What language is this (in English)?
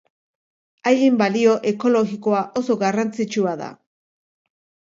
Basque